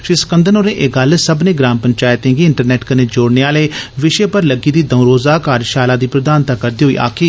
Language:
Dogri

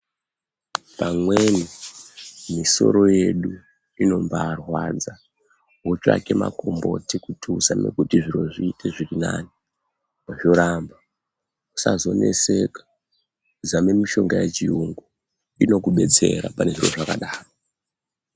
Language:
Ndau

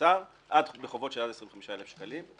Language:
Hebrew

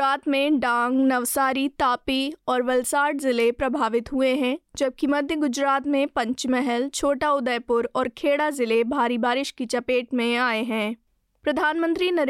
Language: Hindi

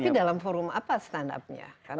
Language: Indonesian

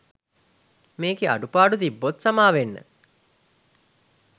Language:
Sinhala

